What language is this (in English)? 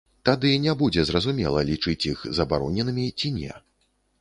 Belarusian